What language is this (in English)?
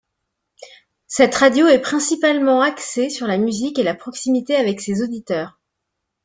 French